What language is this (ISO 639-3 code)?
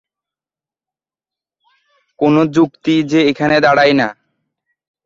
ben